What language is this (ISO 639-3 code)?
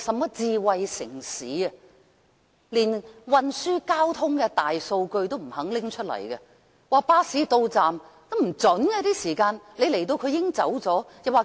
yue